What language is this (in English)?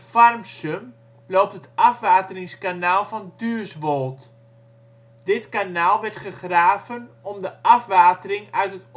Dutch